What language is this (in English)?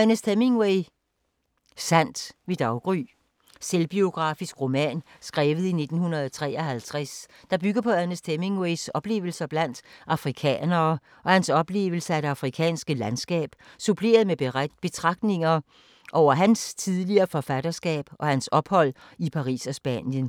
Danish